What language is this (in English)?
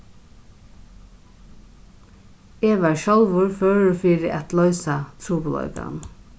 Faroese